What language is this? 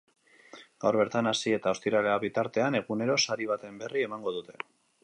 Basque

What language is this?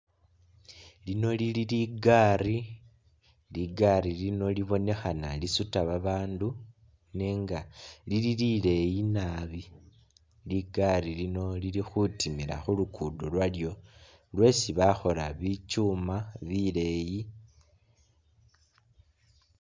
Masaaba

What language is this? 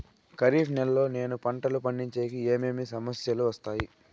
Telugu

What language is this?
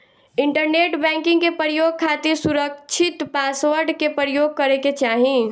Bhojpuri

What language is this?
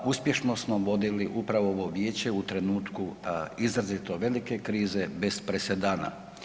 Croatian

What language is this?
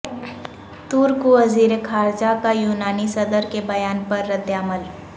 Urdu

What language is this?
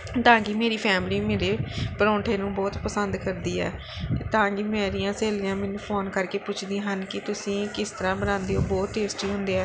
Punjabi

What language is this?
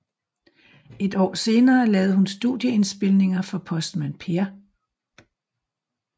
Danish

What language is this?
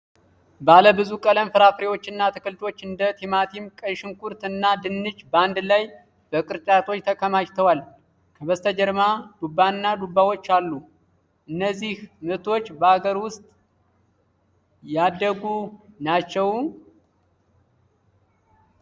Amharic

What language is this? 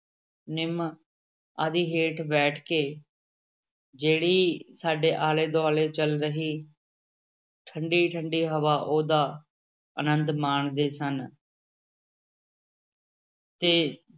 Punjabi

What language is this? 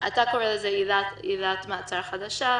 Hebrew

